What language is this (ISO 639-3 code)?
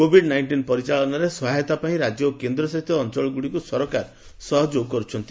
ori